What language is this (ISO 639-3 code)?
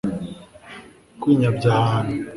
kin